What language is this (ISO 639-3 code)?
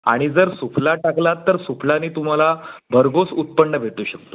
mar